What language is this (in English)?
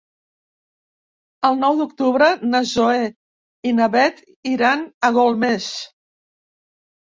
Catalan